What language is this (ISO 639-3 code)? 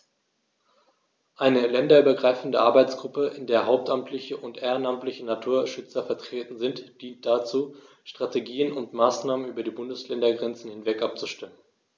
deu